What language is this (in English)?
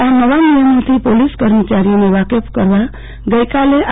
Gujarati